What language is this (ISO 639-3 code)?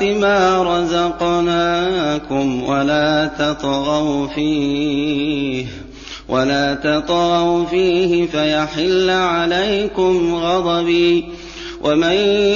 ara